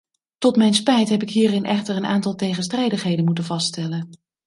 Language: Dutch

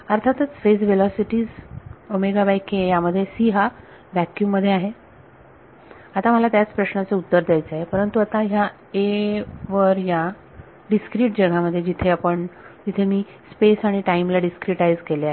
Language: Marathi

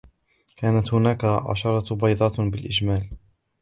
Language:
Arabic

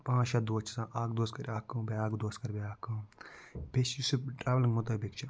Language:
Kashmiri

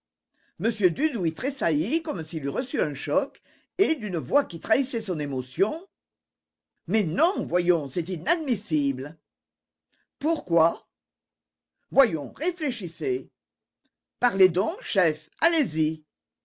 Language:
French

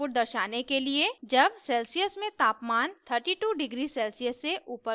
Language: Hindi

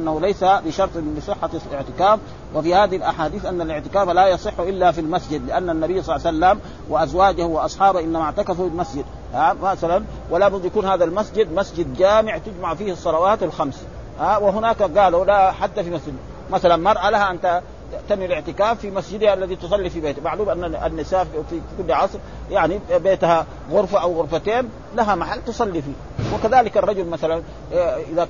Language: Arabic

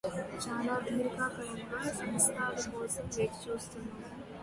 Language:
Telugu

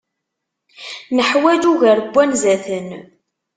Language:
Kabyle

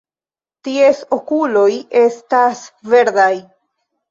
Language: Esperanto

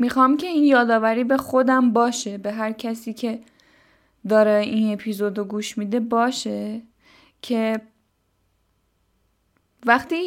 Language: Persian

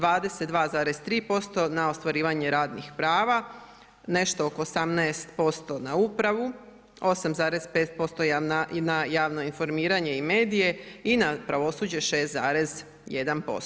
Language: Croatian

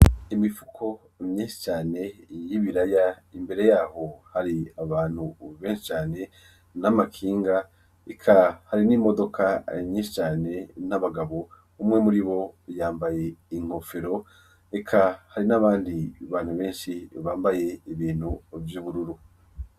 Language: Rundi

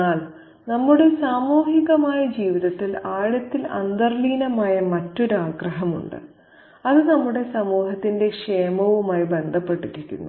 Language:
Malayalam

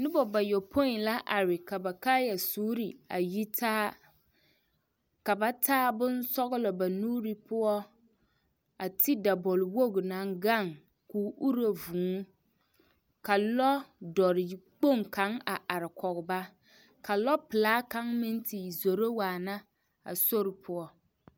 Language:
Southern Dagaare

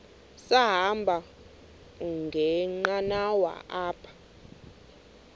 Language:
Xhosa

